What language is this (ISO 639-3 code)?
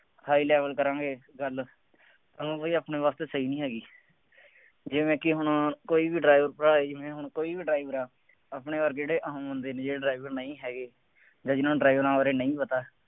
pan